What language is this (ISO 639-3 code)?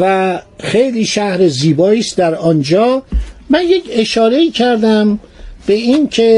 fas